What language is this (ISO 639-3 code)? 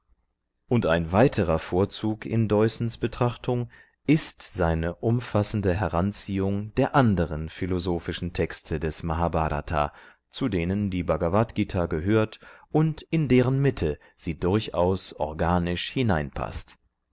deu